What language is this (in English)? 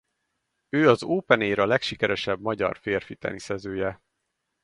Hungarian